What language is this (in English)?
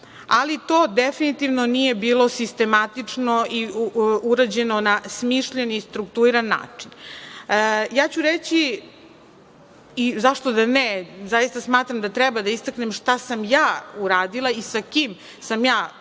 Serbian